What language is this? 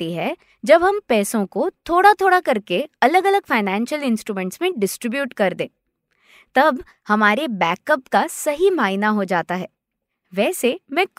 Hindi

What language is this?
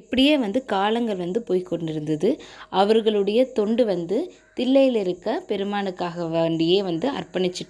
Korean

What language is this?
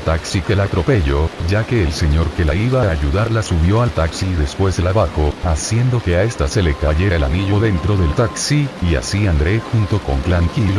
Spanish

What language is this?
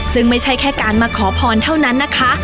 Thai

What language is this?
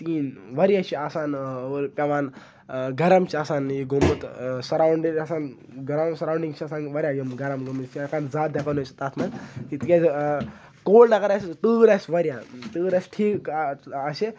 Kashmiri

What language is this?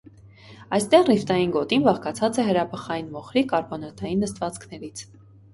Armenian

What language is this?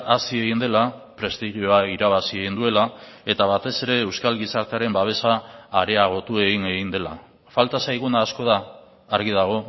Basque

